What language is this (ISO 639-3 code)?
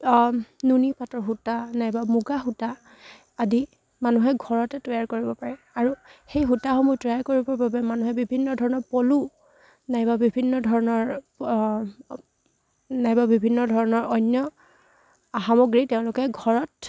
asm